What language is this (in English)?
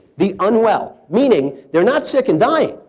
English